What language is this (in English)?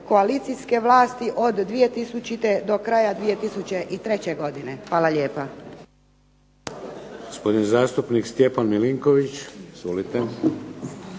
Croatian